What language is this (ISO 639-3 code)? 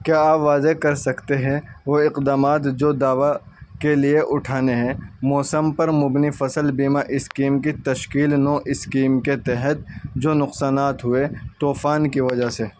urd